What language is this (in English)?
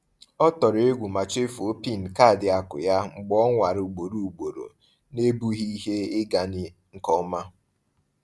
Igbo